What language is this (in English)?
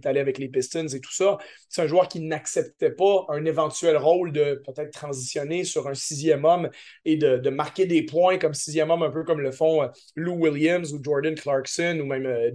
French